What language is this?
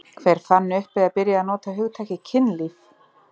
Icelandic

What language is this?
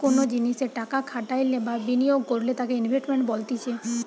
Bangla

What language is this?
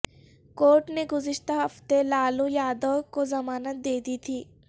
Urdu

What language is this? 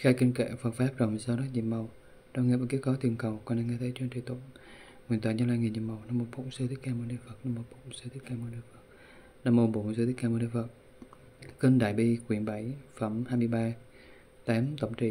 Vietnamese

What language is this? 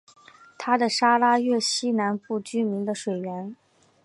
Chinese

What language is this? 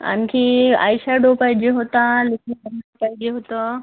Marathi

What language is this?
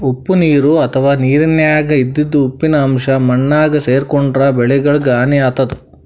Kannada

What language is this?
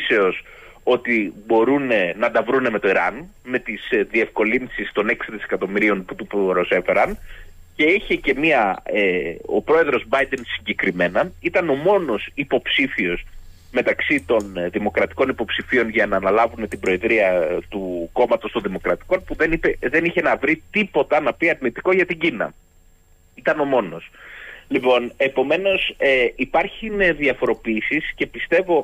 Greek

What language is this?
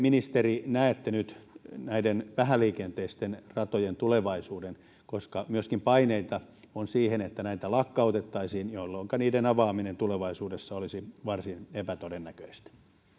Finnish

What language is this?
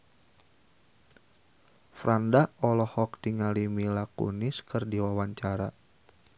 Sundanese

